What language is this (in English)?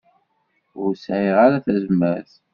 Kabyle